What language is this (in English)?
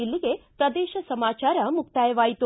Kannada